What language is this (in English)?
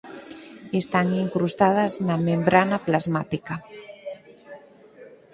Galician